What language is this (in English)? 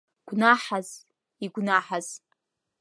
Abkhazian